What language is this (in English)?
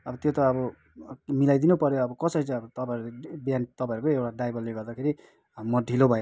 Nepali